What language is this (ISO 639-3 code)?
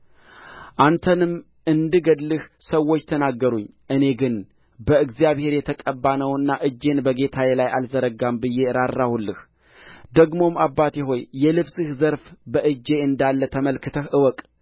amh